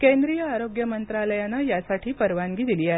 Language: Marathi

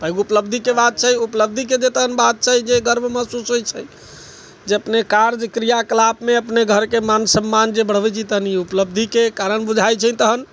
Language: Maithili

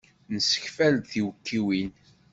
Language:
Kabyle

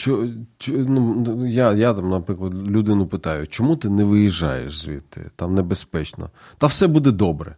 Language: Ukrainian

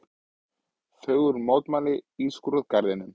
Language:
Icelandic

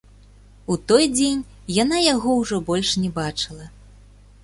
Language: Belarusian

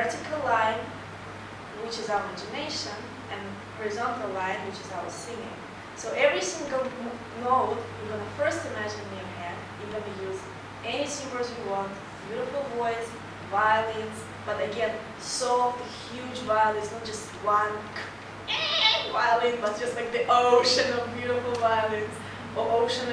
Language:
English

